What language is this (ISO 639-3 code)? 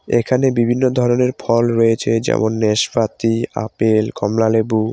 ben